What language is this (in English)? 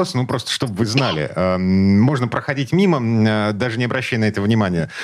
Russian